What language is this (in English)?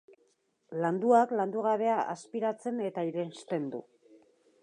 Basque